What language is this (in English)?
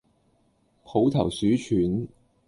Cantonese